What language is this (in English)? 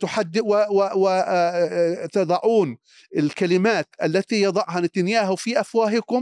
Arabic